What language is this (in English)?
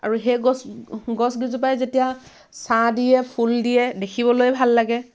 Assamese